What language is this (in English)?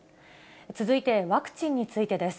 Japanese